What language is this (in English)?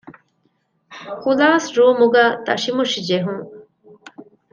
Divehi